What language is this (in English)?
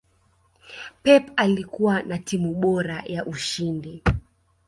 Swahili